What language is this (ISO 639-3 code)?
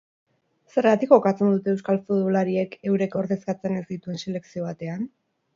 eus